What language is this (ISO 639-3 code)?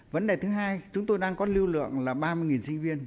vie